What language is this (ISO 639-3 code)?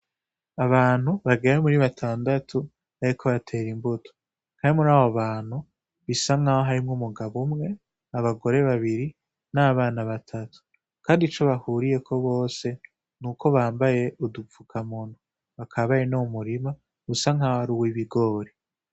run